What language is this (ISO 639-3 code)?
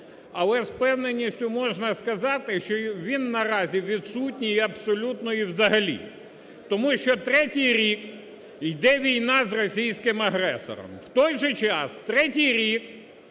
ukr